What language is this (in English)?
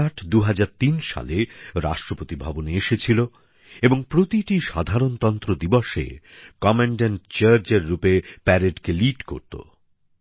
Bangla